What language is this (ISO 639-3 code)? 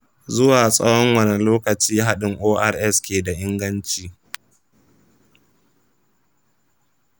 hau